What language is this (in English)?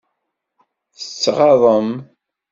Kabyle